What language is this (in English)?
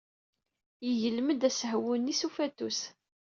Kabyle